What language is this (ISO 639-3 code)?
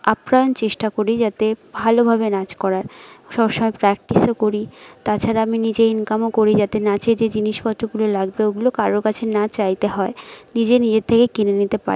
ben